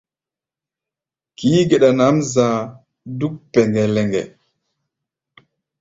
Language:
Gbaya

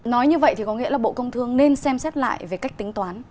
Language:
Vietnamese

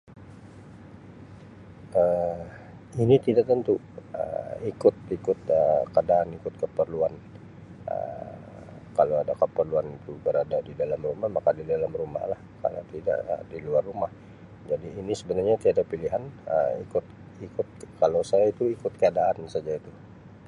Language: Sabah Malay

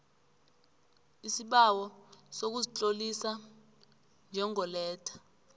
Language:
South Ndebele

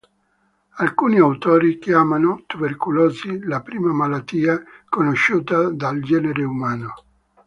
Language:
Italian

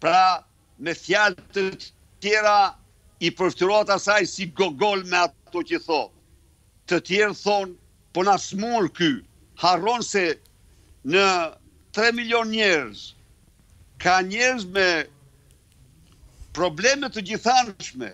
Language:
Romanian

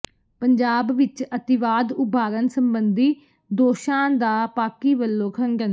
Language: Punjabi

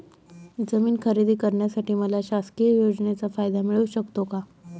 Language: Marathi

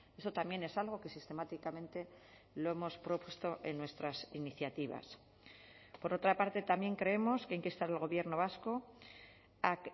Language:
Spanish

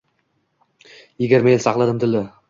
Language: Uzbek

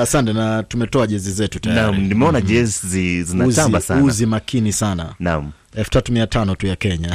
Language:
Swahili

